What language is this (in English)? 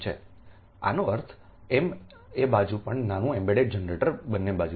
Gujarati